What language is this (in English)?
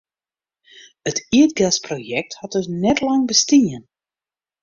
Western Frisian